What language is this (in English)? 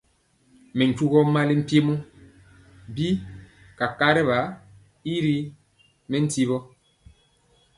Mpiemo